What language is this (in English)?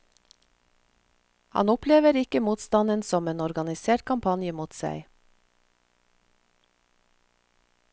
Norwegian